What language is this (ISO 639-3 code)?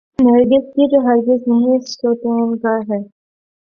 urd